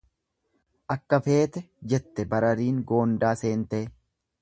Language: Oromo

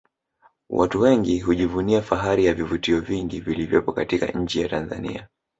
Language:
Swahili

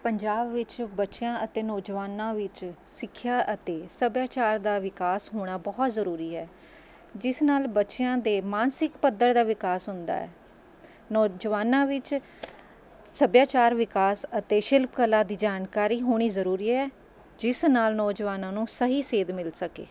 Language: Punjabi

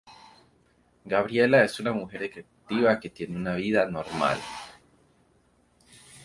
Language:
Spanish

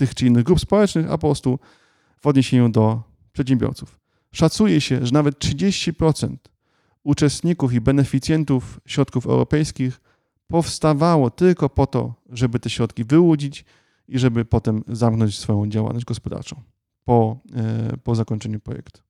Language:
Polish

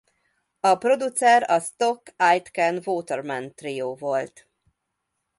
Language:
Hungarian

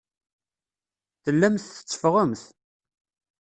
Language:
Kabyle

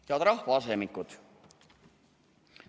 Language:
Estonian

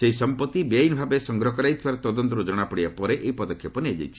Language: Odia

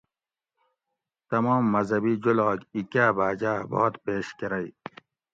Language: Gawri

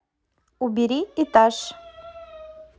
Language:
Russian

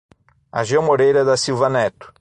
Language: Portuguese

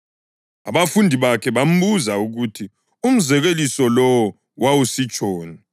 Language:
North Ndebele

